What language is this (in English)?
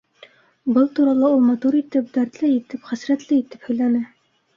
Bashkir